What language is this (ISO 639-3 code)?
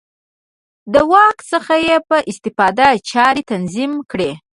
pus